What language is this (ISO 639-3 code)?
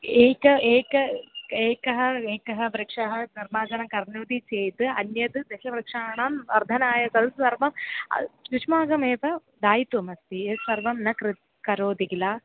san